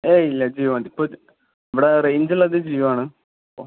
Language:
Malayalam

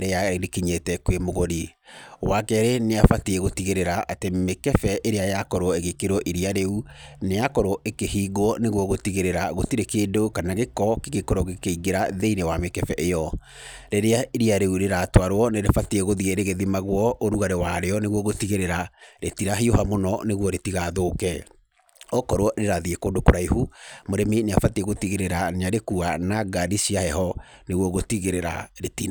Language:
Kikuyu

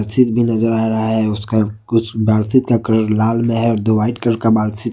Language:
Hindi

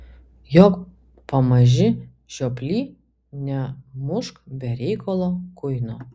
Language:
Lithuanian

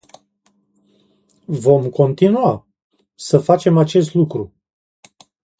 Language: Romanian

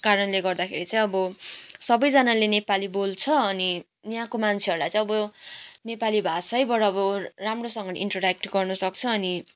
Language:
Nepali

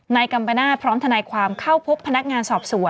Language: Thai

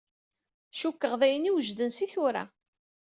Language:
Kabyle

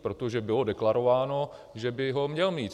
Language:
Czech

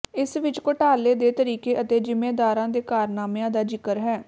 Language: Punjabi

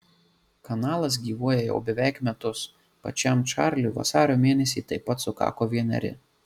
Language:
Lithuanian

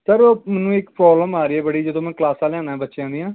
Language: Punjabi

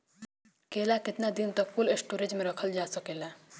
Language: Bhojpuri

